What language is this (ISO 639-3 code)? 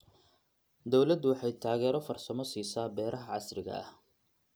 som